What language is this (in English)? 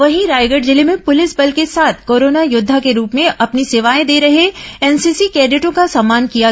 Hindi